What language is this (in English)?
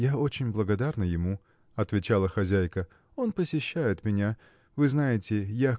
Russian